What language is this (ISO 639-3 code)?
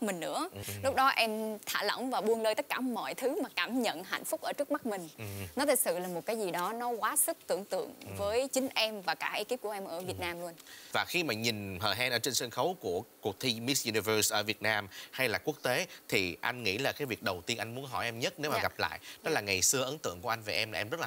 vie